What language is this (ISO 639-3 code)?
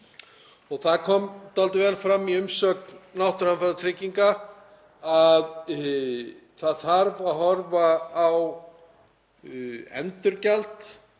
isl